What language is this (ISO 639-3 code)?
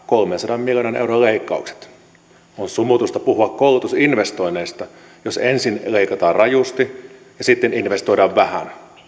fin